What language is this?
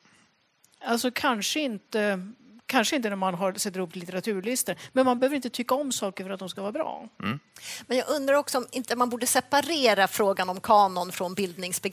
Swedish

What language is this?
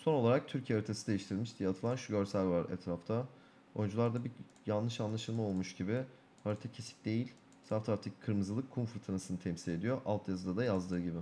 Turkish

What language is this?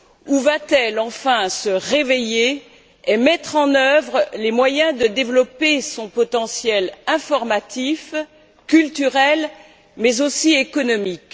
French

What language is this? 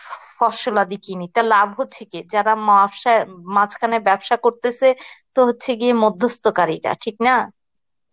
Bangla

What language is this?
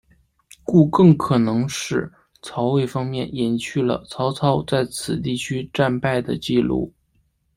Chinese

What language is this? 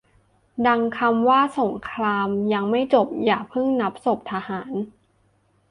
Thai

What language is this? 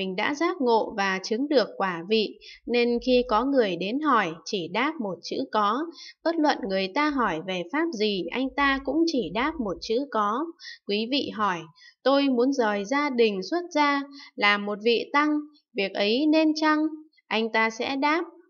Vietnamese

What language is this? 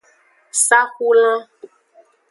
Aja (Benin)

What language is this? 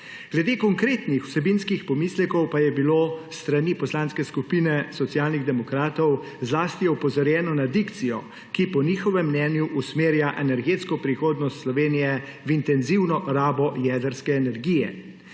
Slovenian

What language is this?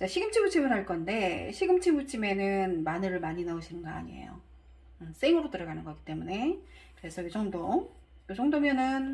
Korean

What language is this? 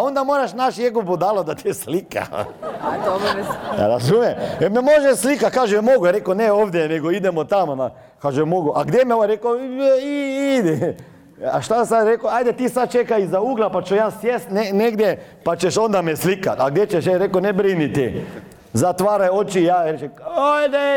Croatian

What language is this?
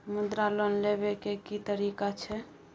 Maithili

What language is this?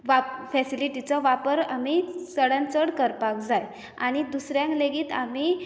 Konkani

